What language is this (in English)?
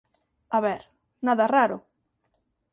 Galician